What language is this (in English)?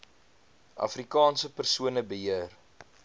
Afrikaans